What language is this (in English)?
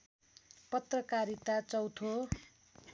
Nepali